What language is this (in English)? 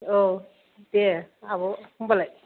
Bodo